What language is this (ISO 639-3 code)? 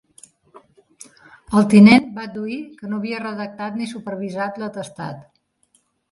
cat